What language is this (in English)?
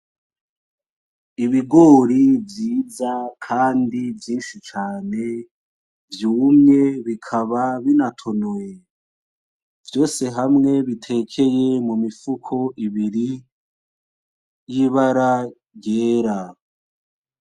Rundi